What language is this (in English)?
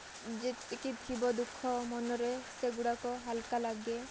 Odia